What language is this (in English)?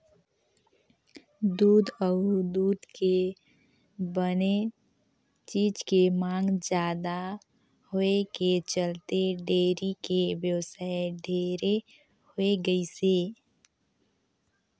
Chhattisgarhi